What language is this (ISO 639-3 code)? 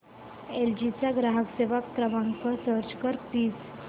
mar